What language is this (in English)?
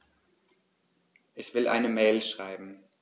German